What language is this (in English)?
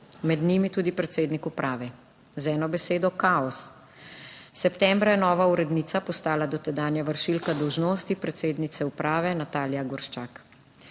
Slovenian